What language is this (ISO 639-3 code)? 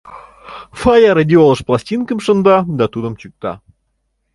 chm